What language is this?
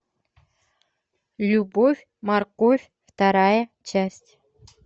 Russian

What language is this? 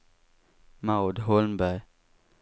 Swedish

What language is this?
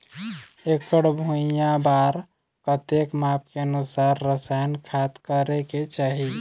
Chhattisgarhi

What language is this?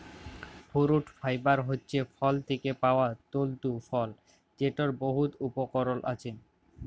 Bangla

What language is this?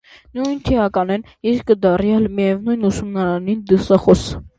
Armenian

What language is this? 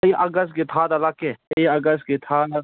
Manipuri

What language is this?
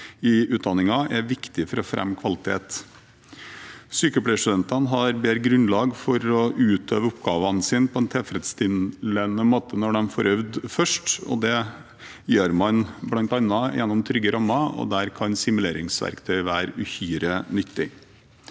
Norwegian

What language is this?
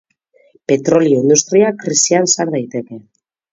Basque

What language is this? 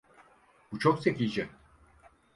Turkish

